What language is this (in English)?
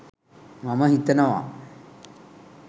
Sinhala